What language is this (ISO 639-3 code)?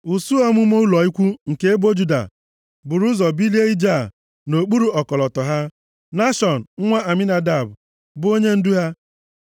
ibo